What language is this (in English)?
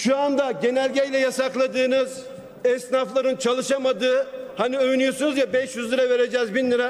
Turkish